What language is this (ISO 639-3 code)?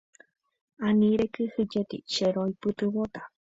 grn